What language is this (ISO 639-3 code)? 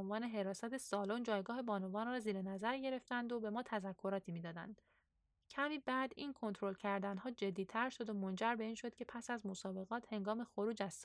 fas